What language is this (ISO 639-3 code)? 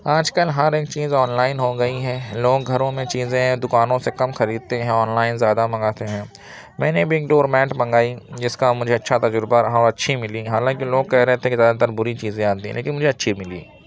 urd